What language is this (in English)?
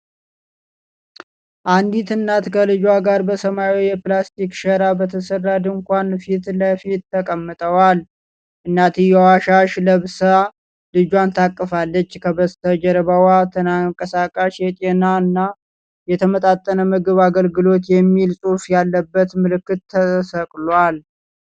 Amharic